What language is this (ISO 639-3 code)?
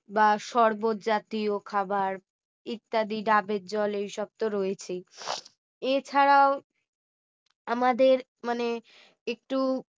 ben